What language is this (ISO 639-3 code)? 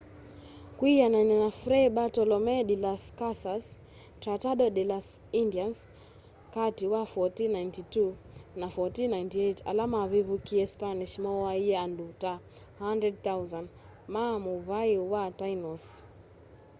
kam